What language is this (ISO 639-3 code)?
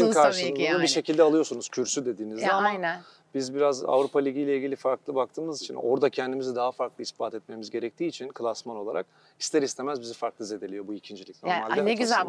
tur